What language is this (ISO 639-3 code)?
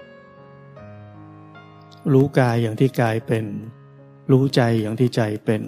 tha